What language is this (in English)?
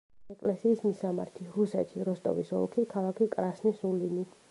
Georgian